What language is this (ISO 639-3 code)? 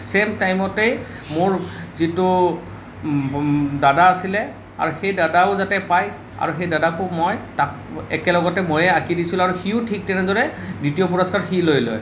asm